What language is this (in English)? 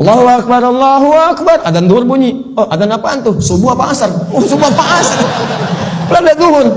Indonesian